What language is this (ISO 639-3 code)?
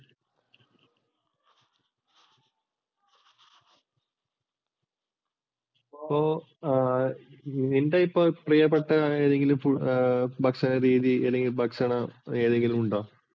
mal